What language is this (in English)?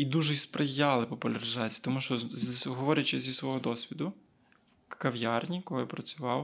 Ukrainian